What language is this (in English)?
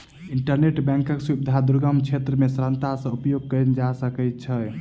Maithili